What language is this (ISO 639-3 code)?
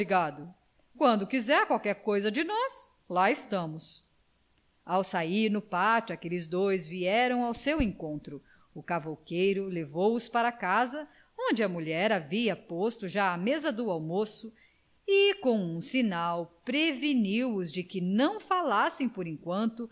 por